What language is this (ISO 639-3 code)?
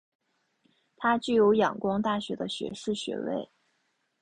zho